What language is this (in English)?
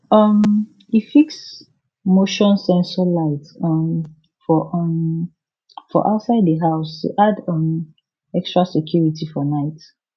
Nigerian Pidgin